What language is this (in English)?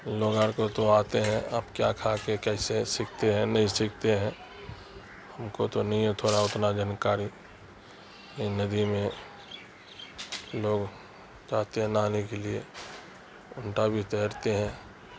Urdu